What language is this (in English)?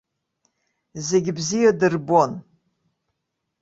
Abkhazian